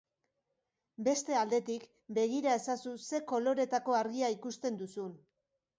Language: Basque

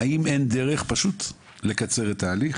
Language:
Hebrew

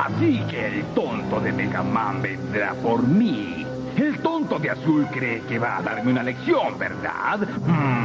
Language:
Spanish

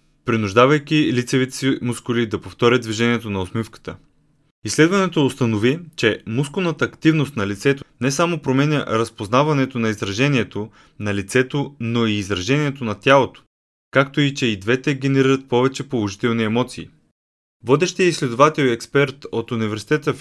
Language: Bulgarian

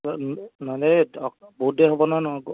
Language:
Assamese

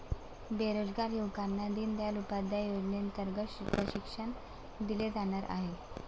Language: Marathi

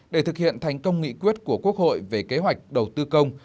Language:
Vietnamese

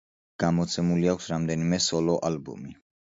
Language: Georgian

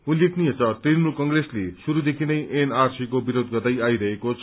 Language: Nepali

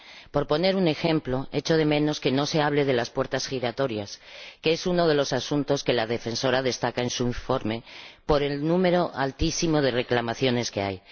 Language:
Spanish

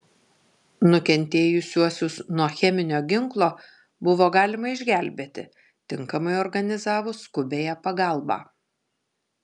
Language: Lithuanian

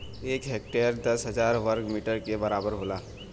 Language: Bhojpuri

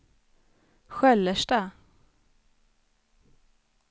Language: Swedish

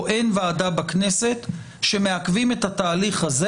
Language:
Hebrew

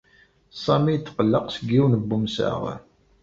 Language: Kabyle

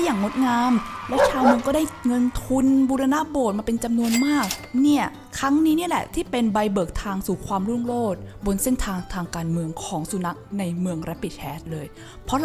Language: Thai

